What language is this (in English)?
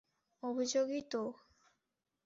Bangla